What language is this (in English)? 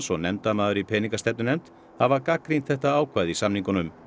Icelandic